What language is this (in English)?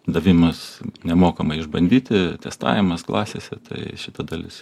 Lithuanian